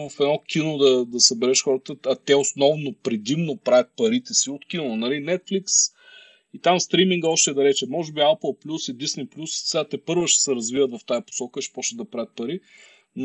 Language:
Bulgarian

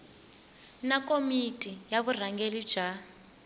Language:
Tsonga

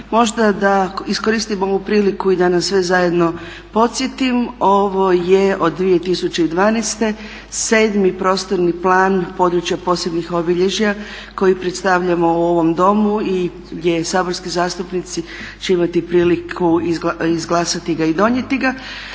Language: Croatian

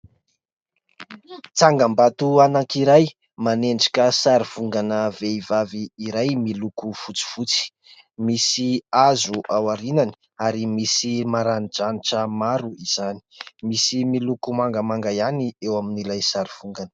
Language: Malagasy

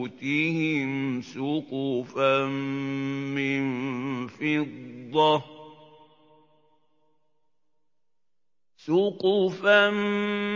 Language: Arabic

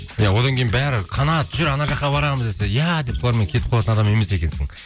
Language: Kazakh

